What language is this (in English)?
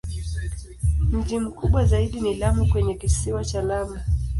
Swahili